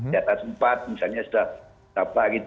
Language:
Indonesian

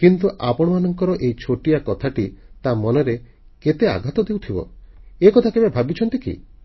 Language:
Odia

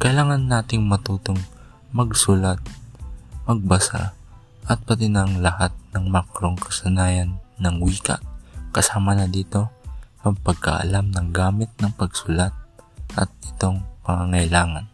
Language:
Filipino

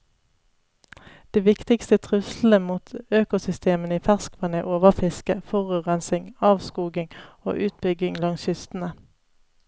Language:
Norwegian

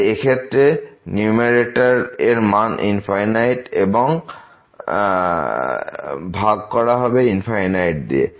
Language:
Bangla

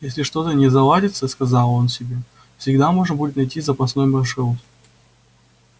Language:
Russian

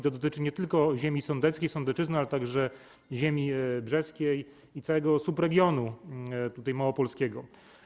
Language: Polish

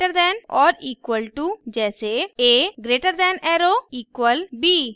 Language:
Hindi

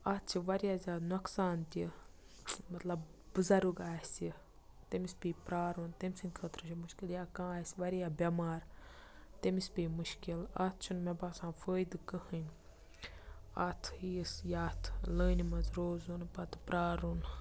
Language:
Kashmiri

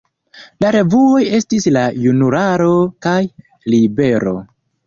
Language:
Esperanto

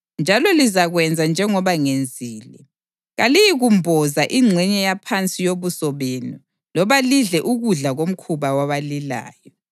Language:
North Ndebele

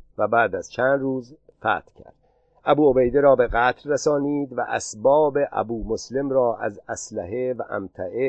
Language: Persian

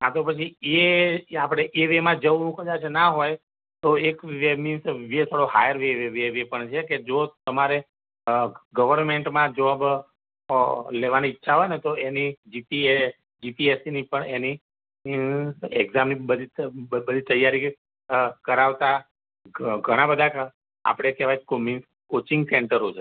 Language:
Gujarati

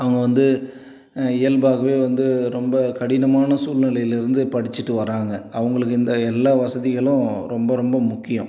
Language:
Tamil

